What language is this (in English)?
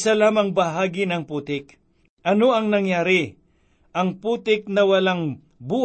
Filipino